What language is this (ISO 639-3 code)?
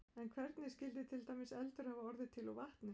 isl